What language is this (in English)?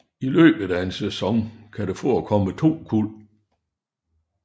Danish